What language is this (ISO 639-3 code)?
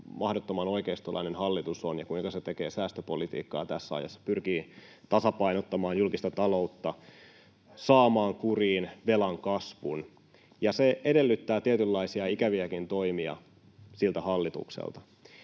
fin